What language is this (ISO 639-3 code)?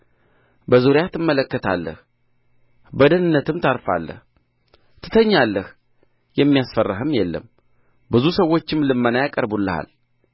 amh